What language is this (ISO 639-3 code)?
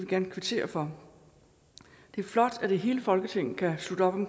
dan